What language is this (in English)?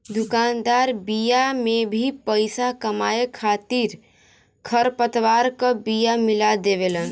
Bhojpuri